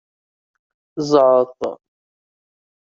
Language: Kabyle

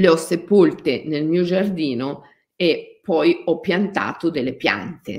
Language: Italian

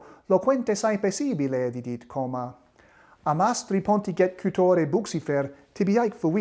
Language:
Latin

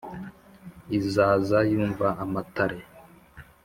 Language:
Kinyarwanda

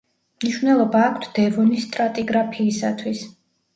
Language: Georgian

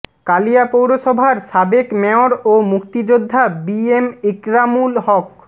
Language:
Bangla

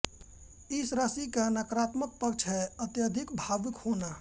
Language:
Hindi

